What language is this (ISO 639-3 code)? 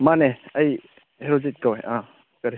mni